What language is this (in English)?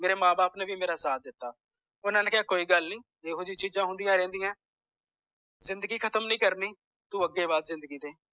Punjabi